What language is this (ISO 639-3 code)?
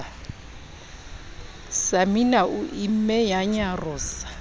sot